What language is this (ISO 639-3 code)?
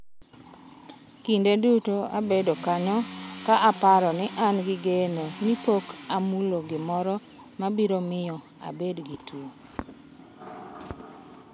luo